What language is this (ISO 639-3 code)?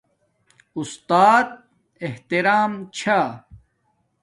dmk